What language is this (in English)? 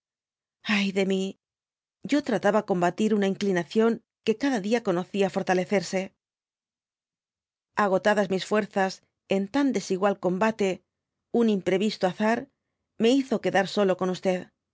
Spanish